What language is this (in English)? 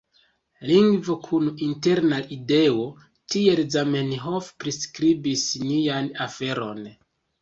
Esperanto